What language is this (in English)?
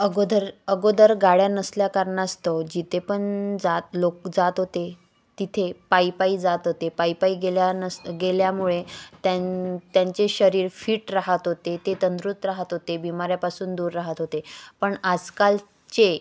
Marathi